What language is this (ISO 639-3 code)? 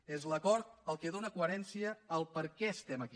cat